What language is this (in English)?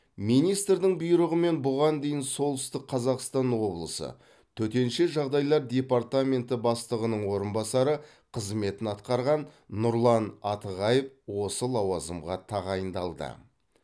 Kazakh